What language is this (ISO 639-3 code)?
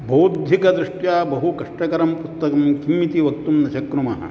san